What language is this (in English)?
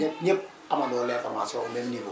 Wolof